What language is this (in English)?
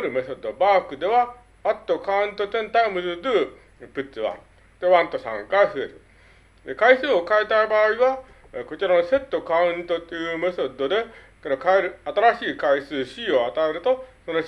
Japanese